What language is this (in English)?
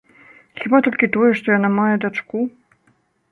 Belarusian